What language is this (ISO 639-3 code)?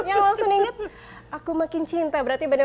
ind